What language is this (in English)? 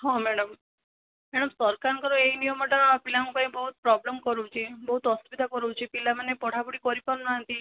Odia